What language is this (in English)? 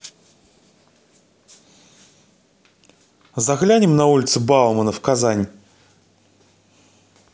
Russian